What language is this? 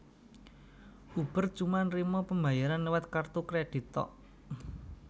Javanese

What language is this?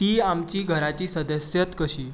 Konkani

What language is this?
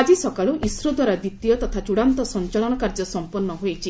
Odia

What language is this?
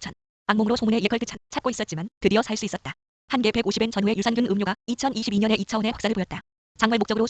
Korean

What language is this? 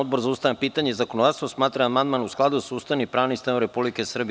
Serbian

